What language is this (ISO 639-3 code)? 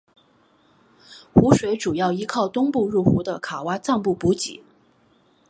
zho